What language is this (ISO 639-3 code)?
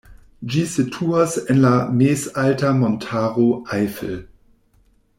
epo